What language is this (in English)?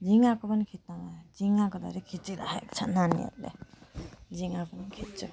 Nepali